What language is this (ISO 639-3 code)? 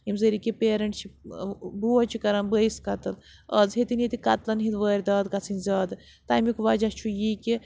kas